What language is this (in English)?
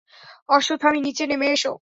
Bangla